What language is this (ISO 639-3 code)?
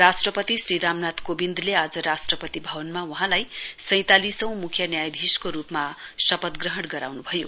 nep